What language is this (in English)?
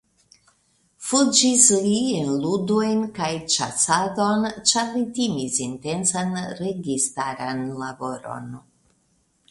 Esperanto